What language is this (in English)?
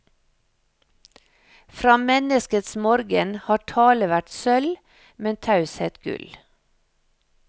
Norwegian